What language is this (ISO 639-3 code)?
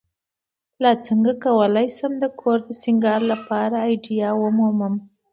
pus